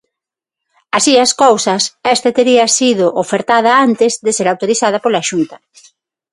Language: Galician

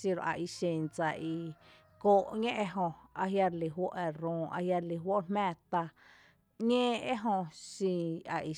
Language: Tepinapa Chinantec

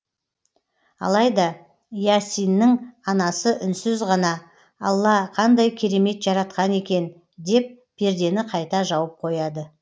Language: Kazakh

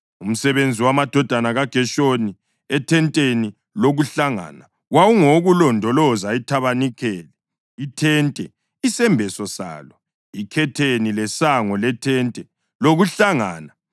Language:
North Ndebele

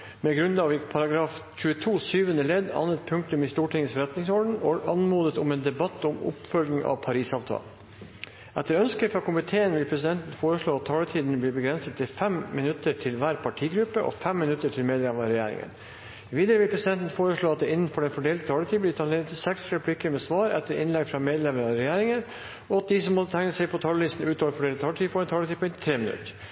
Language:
Norwegian Bokmål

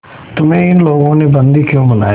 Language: Hindi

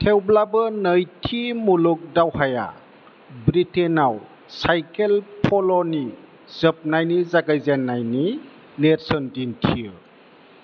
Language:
Bodo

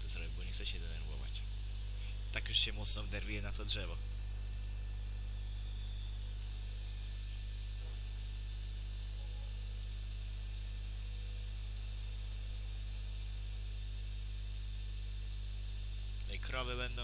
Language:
Polish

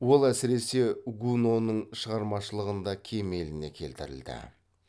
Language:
Kazakh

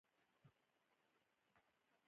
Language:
Pashto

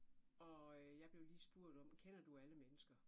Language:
Danish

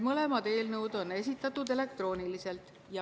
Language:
Estonian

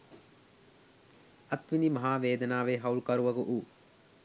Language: Sinhala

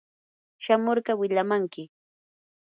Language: Yanahuanca Pasco Quechua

